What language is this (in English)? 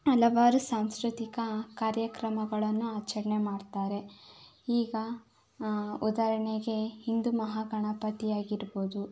Kannada